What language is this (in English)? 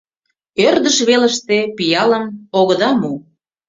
Mari